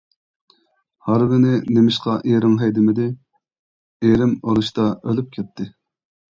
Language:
Uyghur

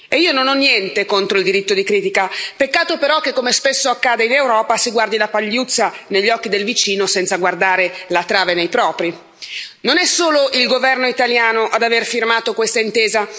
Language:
Italian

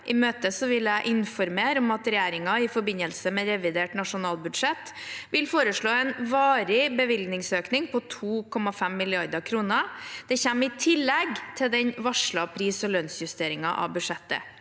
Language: Norwegian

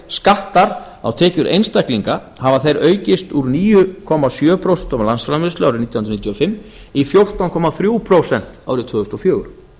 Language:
Icelandic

